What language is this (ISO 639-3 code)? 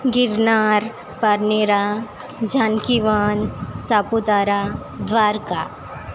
guj